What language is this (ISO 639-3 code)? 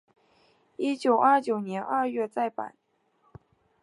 zho